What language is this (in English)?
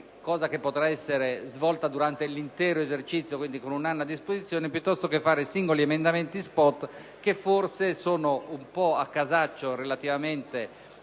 Italian